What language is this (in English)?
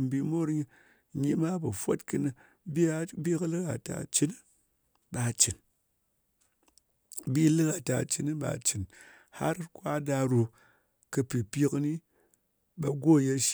Ngas